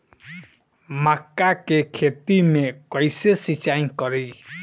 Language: Bhojpuri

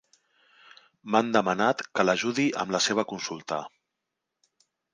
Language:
Catalan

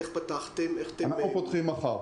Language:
Hebrew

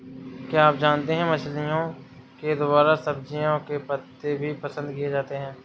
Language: Hindi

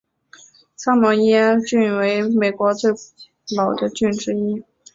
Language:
Chinese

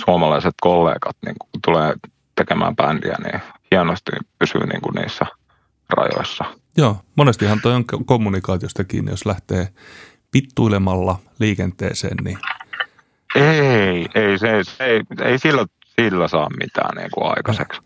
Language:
Finnish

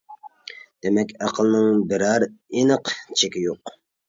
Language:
Uyghur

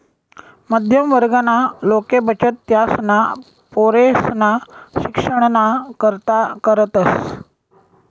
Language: Marathi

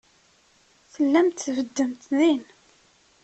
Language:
Kabyle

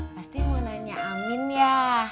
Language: Indonesian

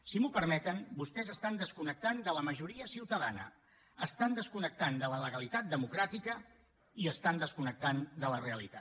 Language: Catalan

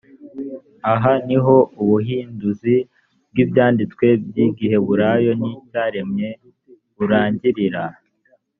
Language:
Kinyarwanda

